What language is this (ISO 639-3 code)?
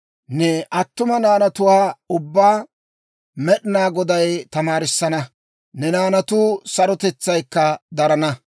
dwr